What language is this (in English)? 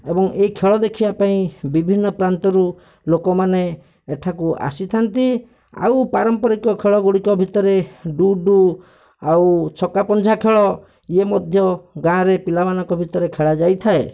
Odia